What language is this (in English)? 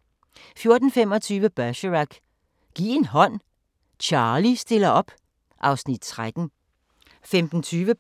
Danish